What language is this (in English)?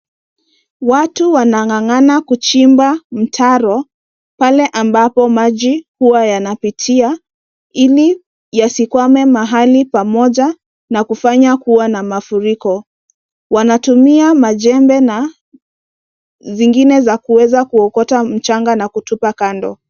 Swahili